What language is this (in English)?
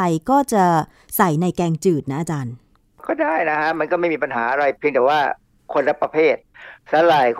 Thai